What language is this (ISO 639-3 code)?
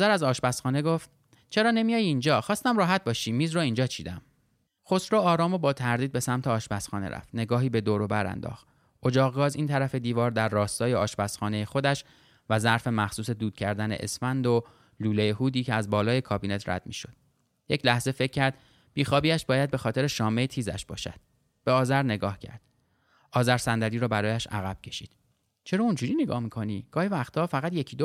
fas